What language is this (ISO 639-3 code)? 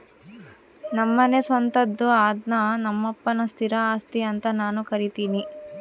kan